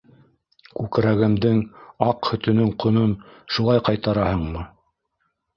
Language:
Bashkir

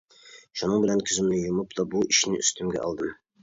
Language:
Uyghur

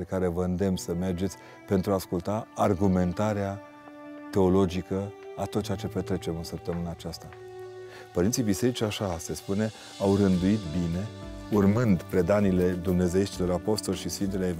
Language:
Romanian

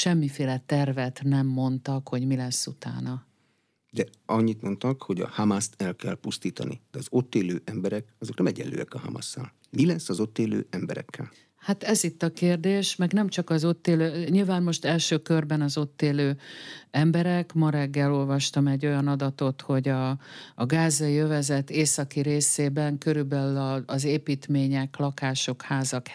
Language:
Hungarian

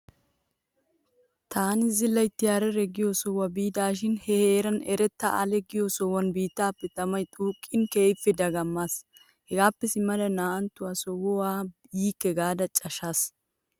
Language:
Wolaytta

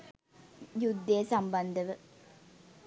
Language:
Sinhala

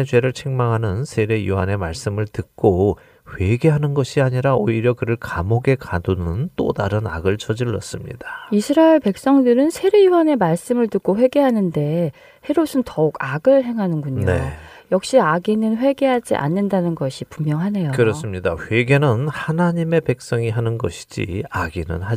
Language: Korean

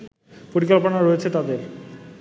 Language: Bangla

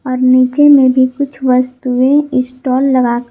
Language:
Hindi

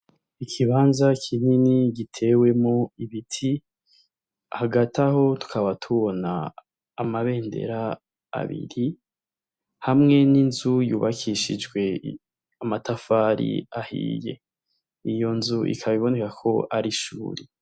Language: Rundi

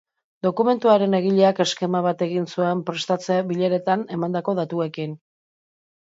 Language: Basque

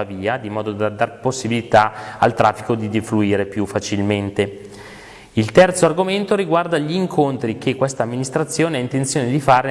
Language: Italian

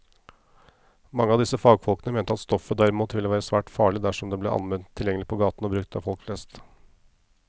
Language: Norwegian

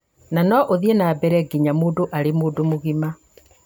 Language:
Kikuyu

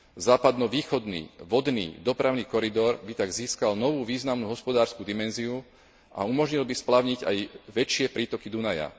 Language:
Slovak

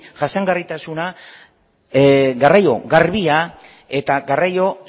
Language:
Basque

